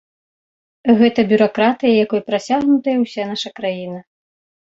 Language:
Belarusian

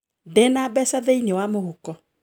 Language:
Kikuyu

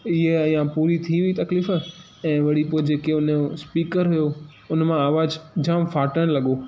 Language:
Sindhi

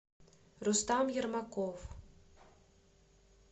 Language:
Russian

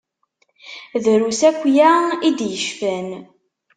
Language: Kabyle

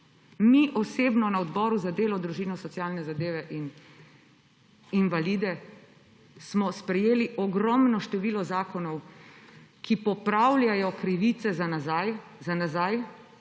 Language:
Slovenian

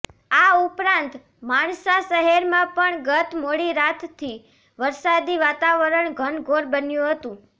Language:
Gujarati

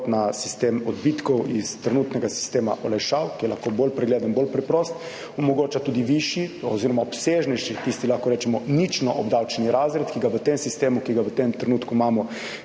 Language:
Slovenian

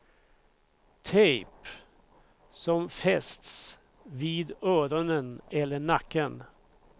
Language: Swedish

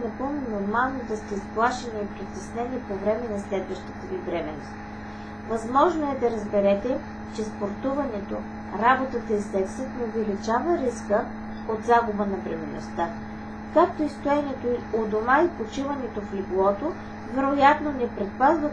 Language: Bulgarian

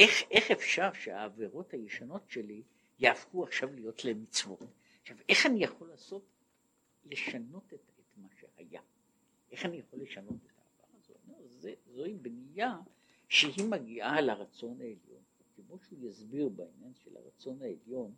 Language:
Hebrew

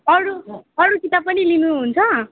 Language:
Nepali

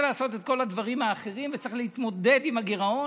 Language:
Hebrew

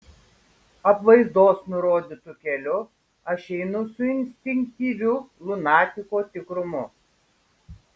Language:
Lithuanian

